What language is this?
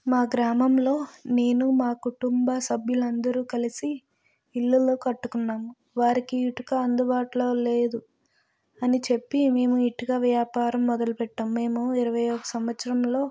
Telugu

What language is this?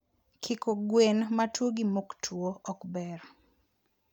Luo (Kenya and Tanzania)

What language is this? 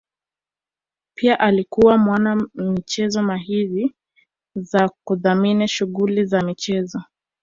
Swahili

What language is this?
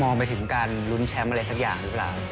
Thai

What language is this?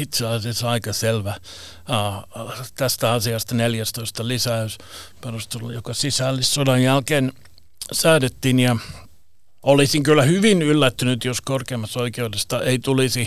Finnish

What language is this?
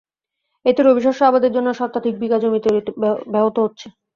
Bangla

